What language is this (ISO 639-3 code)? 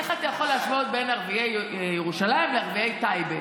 heb